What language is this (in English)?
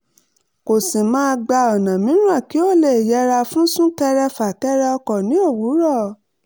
Yoruba